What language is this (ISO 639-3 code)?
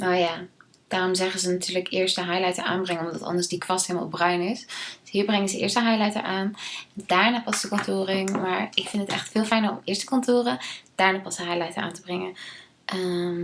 nld